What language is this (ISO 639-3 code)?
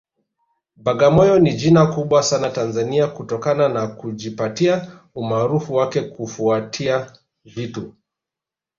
swa